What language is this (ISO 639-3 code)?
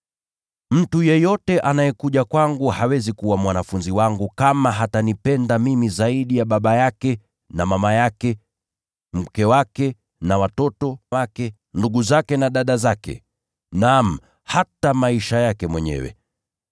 swa